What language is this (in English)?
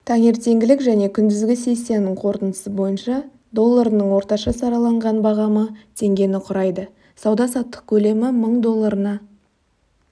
Kazakh